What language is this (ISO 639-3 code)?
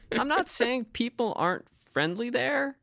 eng